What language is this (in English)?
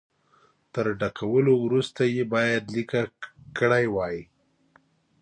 Pashto